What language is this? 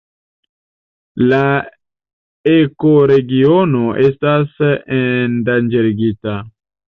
Esperanto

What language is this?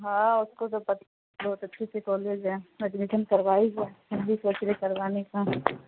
Urdu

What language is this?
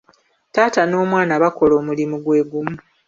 Ganda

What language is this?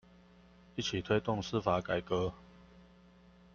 Chinese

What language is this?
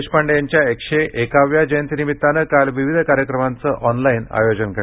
Marathi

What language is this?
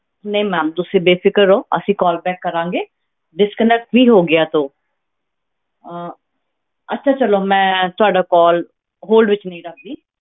Punjabi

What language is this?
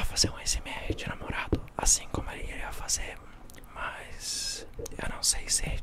Portuguese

